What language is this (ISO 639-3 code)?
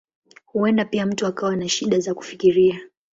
swa